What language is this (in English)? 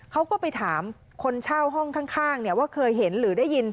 Thai